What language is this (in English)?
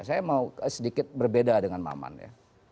Indonesian